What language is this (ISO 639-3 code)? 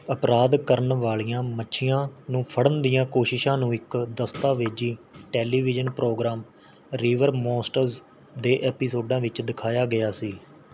pan